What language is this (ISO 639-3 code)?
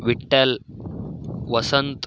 kan